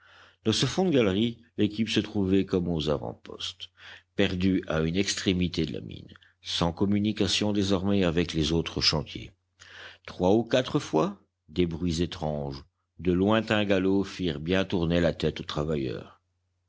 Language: French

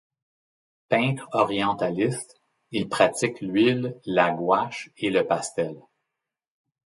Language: French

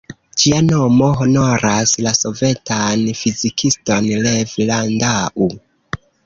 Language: Esperanto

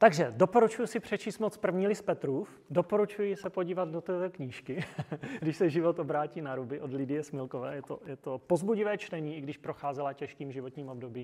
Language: Czech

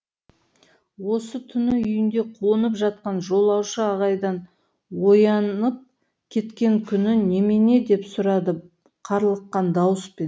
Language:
Kazakh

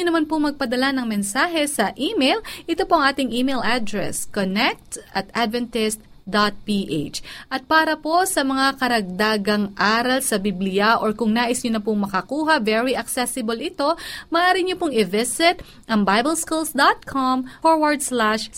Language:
Filipino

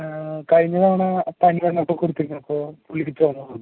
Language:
Malayalam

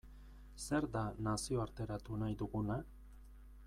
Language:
Basque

